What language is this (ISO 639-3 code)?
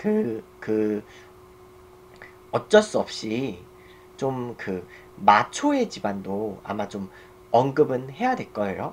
kor